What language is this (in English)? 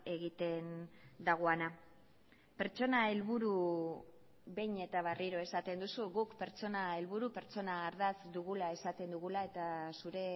Basque